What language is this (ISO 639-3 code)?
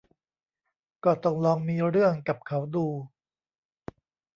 tha